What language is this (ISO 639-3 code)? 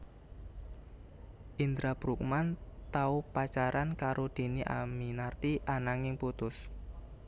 jav